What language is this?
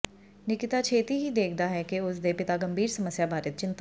Punjabi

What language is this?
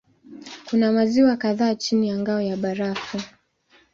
Swahili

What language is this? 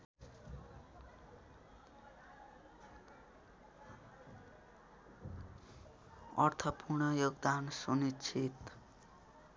Nepali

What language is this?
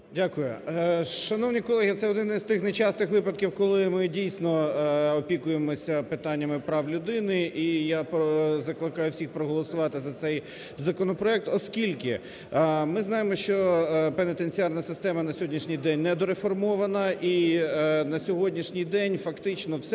Ukrainian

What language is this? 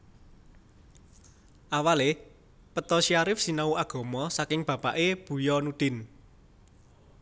Javanese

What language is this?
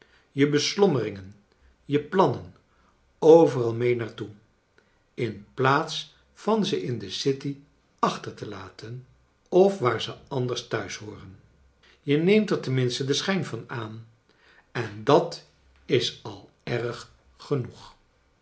Dutch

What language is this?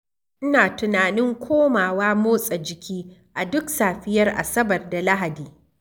Hausa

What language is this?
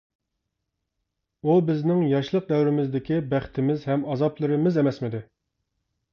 Uyghur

